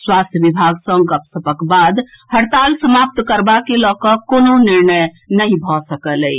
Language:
Maithili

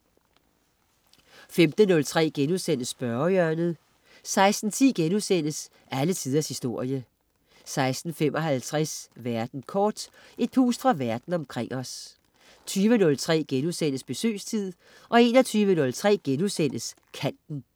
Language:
Danish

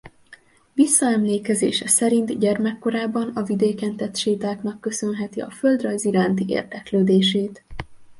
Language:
Hungarian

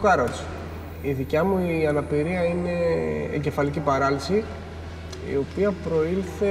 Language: Greek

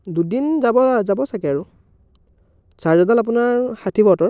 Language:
Assamese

